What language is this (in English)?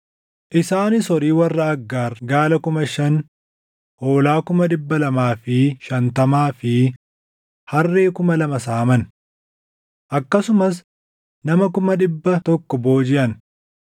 Oromo